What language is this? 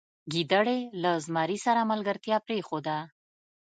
Pashto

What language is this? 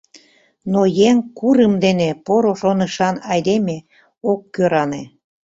Mari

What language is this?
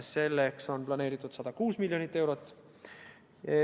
Estonian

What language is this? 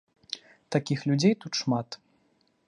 Belarusian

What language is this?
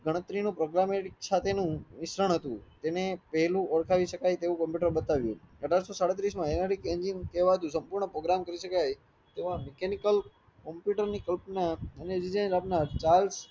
Gujarati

